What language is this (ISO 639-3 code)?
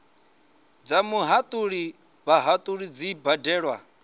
ven